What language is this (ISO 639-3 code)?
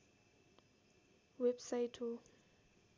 nep